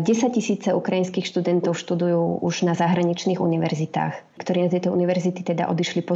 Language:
Slovak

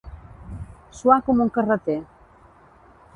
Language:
Catalan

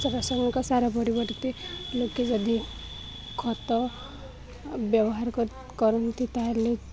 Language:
Odia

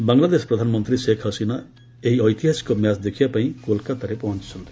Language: Odia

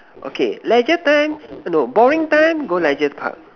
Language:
English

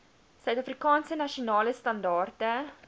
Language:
Afrikaans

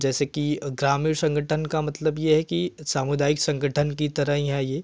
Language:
Hindi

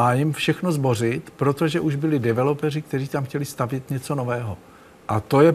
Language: Czech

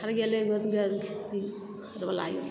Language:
Maithili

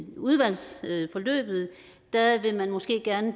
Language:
Danish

